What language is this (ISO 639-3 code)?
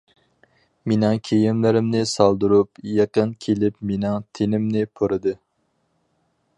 uig